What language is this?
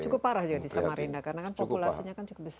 Indonesian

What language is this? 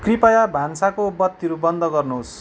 Nepali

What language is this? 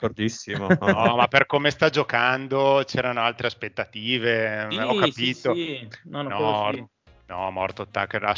Italian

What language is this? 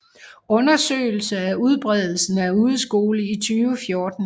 Danish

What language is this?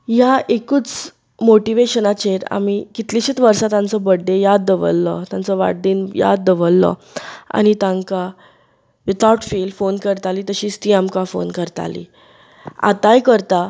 Konkani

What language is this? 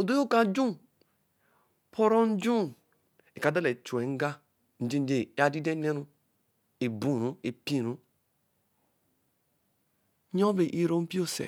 Eleme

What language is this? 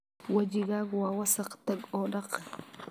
Somali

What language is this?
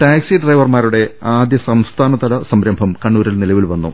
Malayalam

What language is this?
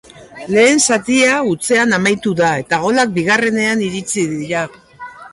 Basque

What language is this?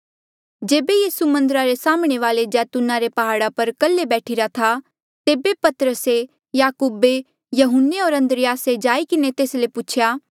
Mandeali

